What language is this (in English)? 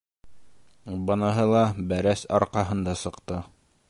Bashkir